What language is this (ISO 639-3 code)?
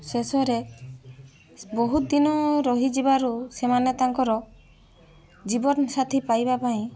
ori